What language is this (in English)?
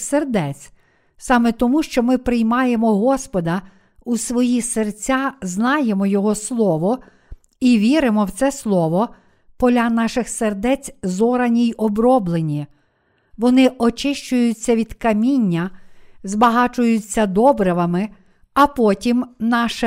Ukrainian